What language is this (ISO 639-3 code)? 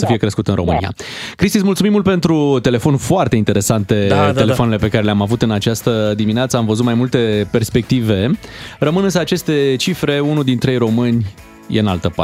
ron